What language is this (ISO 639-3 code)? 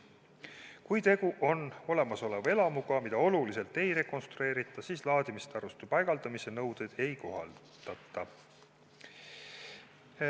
est